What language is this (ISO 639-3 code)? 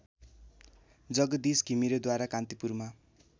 nep